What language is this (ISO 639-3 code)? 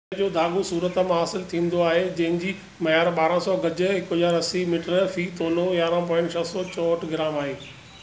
snd